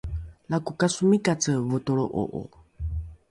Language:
Rukai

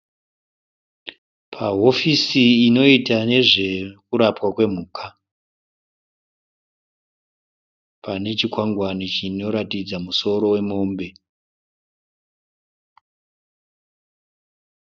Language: Shona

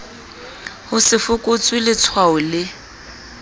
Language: Southern Sotho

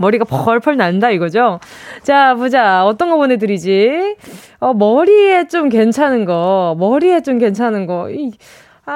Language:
Korean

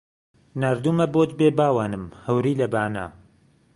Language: Central Kurdish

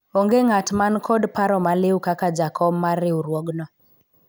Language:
Luo (Kenya and Tanzania)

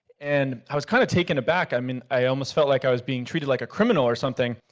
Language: English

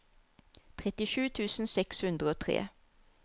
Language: Norwegian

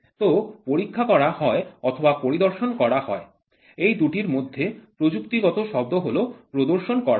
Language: Bangla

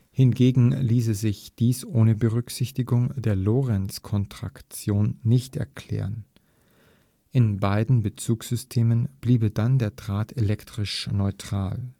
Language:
German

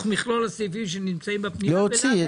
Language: Hebrew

